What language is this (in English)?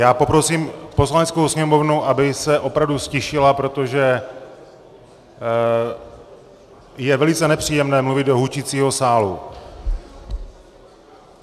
Czech